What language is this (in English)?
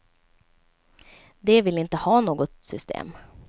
Swedish